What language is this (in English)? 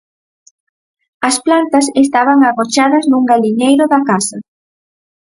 Galician